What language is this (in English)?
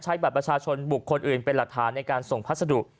Thai